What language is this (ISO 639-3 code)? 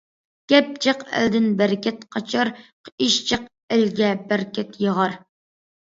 uig